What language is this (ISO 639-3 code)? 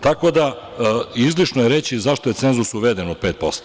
srp